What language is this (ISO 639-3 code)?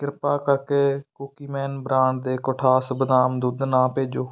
pan